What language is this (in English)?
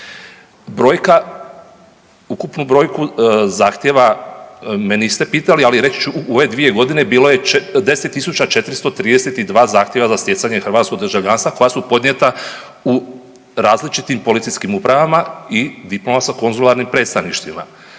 Croatian